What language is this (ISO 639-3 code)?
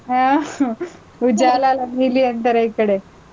kan